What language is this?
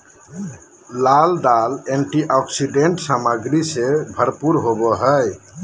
Magahi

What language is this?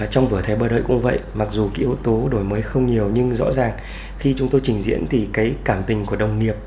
Vietnamese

